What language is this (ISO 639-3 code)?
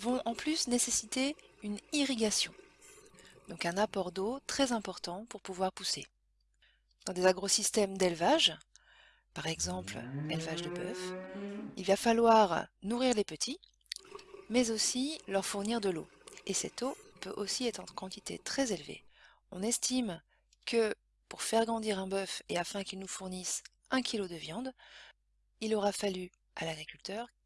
fra